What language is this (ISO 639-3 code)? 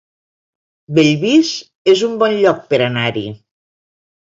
cat